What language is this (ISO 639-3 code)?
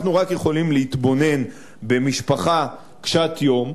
heb